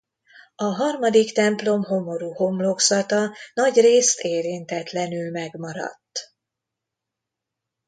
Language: Hungarian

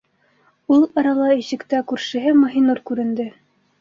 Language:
Bashkir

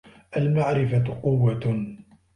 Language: Arabic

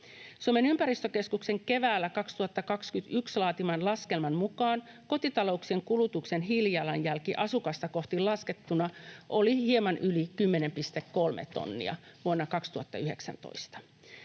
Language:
Finnish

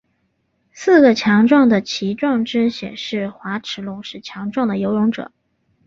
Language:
Chinese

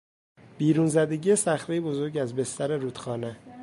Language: Persian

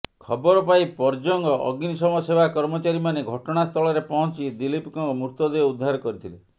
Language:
Odia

